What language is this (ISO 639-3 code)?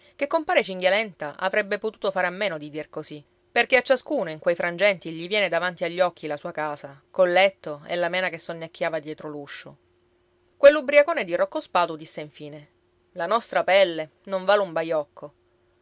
ita